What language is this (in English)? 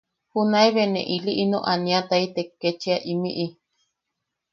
Yaqui